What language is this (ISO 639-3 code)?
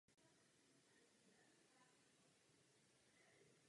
ces